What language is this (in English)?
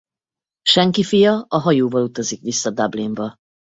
Hungarian